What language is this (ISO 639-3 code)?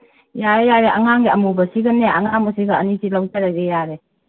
mni